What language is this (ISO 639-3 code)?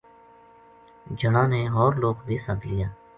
gju